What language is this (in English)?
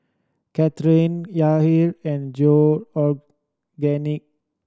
English